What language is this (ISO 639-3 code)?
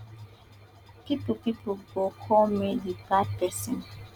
pcm